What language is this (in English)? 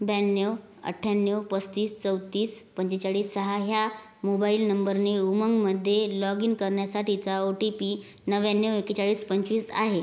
Marathi